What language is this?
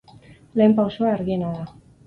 Basque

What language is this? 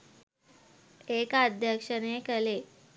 Sinhala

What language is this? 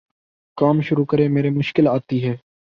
Urdu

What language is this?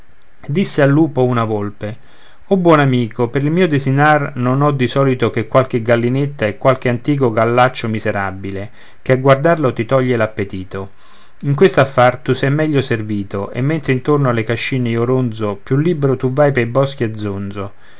Italian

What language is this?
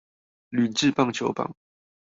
Chinese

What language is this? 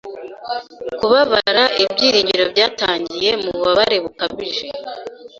Kinyarwanda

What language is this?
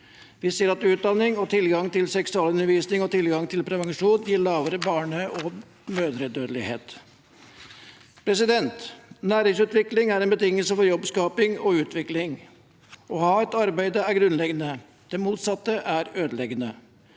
Norwegian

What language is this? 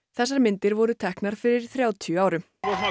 Icelandic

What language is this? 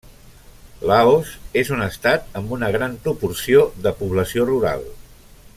Catalan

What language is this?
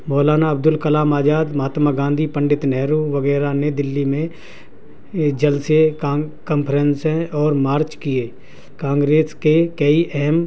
Urdu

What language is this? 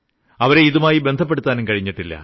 Malayalam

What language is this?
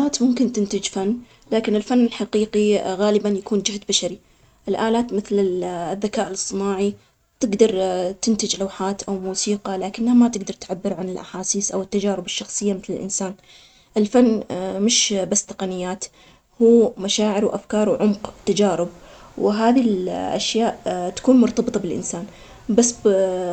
Omani Arabic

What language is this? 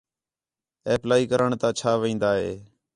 Khetrani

